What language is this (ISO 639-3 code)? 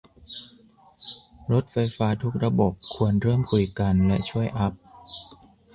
tha